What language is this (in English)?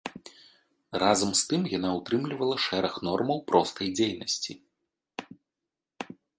Belarusian